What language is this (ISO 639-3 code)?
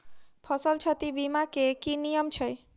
mai